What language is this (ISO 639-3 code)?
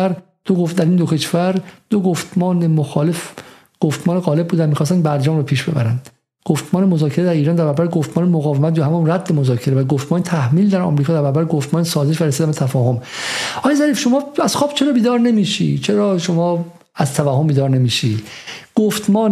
fas